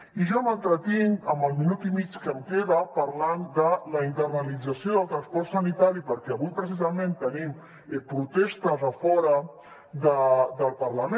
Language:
Catalan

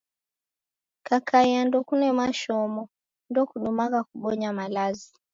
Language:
Taita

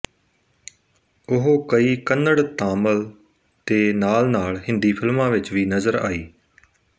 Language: Punjabi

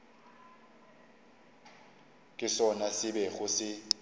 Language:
Northern Sotho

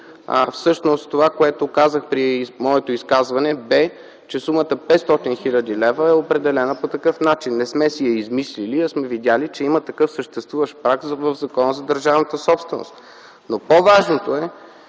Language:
Bulgarian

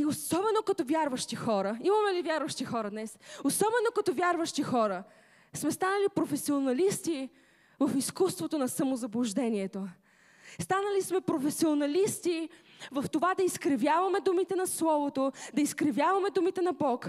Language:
Bulgarian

